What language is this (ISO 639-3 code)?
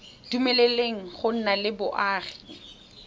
tsn